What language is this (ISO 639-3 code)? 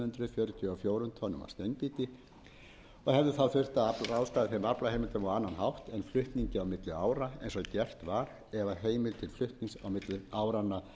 isl